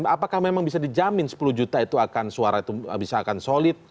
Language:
Indonesian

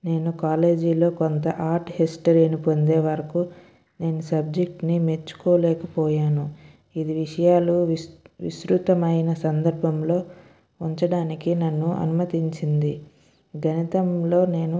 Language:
Telugu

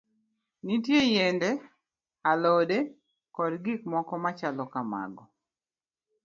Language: Luo (Kenya and Tanzania)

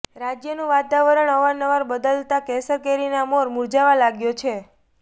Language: Gujarati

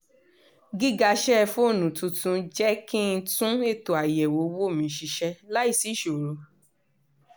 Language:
Yoruba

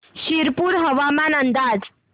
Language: Marathi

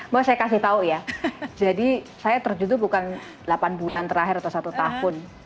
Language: Indonesian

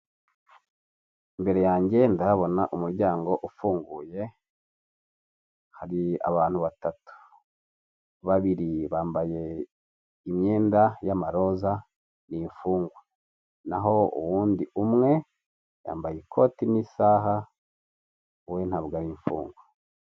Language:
Kinyarwanda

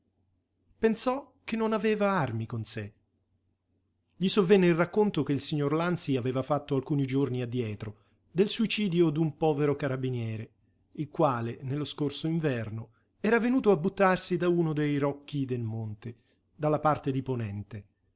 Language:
Italian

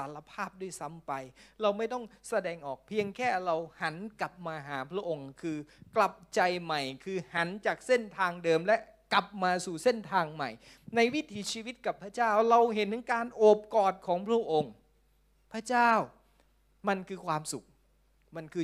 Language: Thai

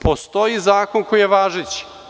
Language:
Serbian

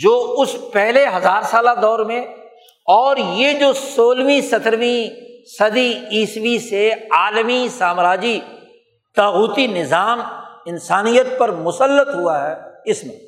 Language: Urdu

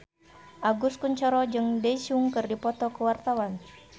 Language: Sundanese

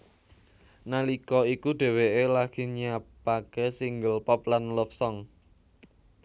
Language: Javanese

